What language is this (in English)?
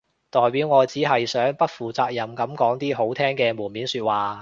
Cantonese